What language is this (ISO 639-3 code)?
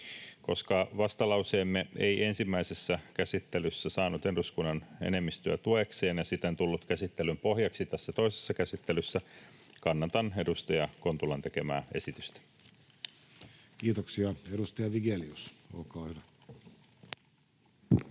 fin